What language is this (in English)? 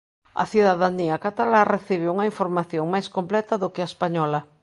Galician